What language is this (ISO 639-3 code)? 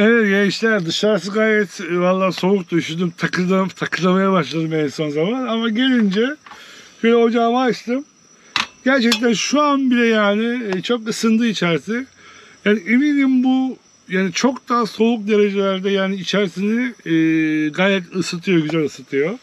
tur